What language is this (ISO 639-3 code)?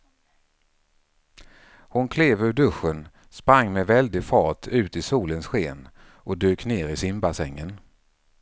swe